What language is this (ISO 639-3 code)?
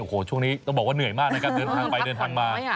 tha